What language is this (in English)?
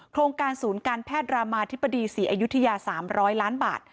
Thai